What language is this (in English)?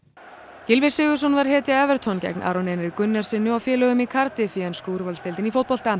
Icelandic